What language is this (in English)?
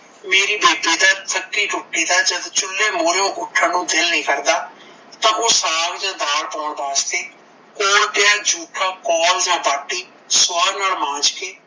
Punjabi